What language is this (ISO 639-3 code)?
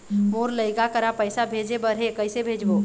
hne